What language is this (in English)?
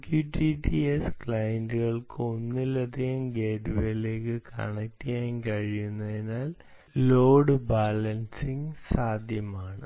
Malayalam